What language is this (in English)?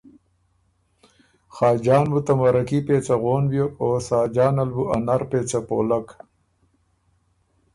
Ormuri